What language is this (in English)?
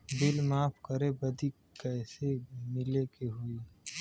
Bhojpuri